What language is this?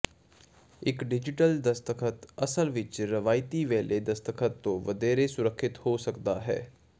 Punjabi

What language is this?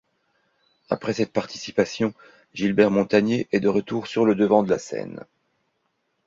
French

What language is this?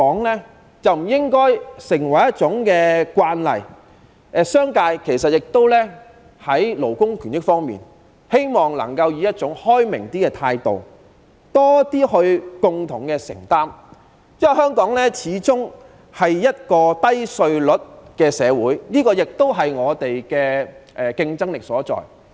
Cantonese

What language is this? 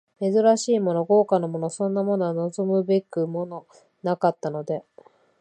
Japanese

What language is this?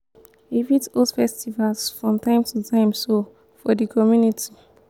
Nigerian Pidgin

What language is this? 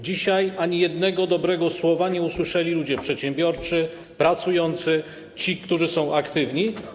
Polish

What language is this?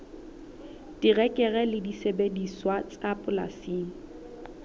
Southern Sotho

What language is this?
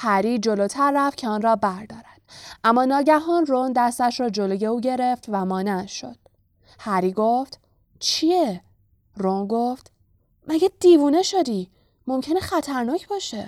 Persian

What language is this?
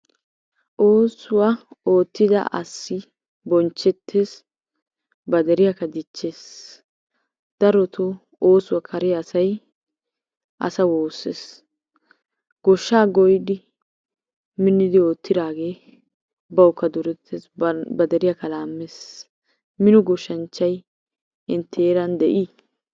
Wolaytta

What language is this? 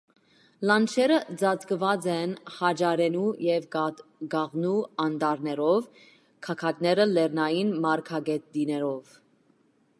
Armenian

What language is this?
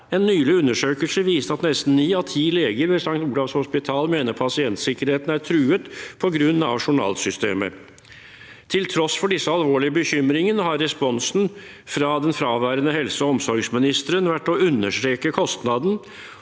Norwegian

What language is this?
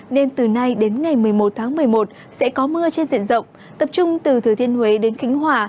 Vietnamese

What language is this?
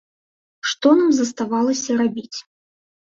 Belarusian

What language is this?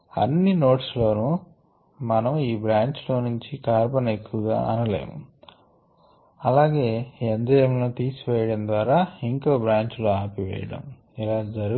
Telugu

